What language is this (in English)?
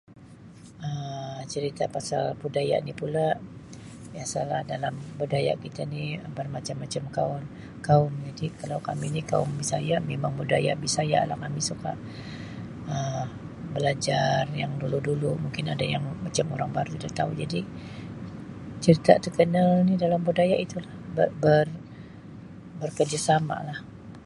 Sabah Malay